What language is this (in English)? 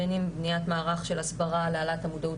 Hebrew